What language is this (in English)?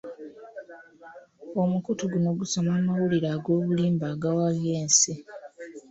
Ganda